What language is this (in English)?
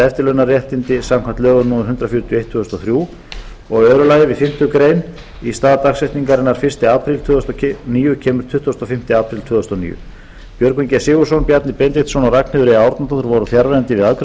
Icelandic